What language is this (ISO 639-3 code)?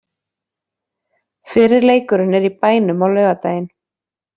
isl